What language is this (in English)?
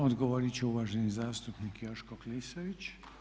Croatian